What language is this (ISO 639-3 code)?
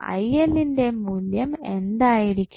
mal